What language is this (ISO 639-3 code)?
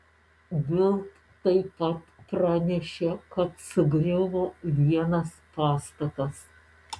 lit